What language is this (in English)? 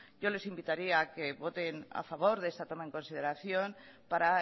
Spanish